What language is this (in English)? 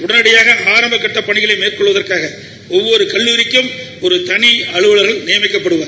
Tamil